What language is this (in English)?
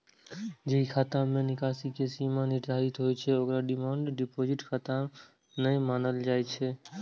Maithili